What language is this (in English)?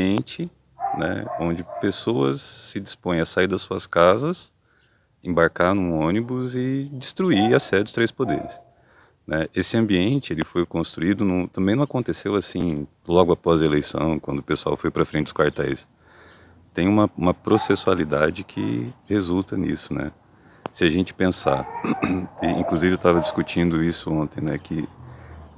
Portuguese